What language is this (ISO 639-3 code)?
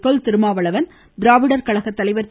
tam